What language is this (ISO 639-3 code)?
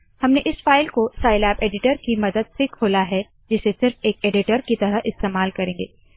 hin